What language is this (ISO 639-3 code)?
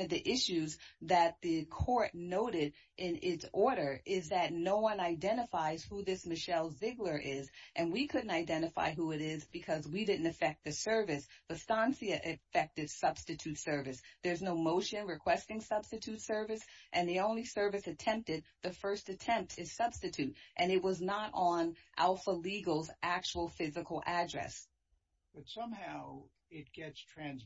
eng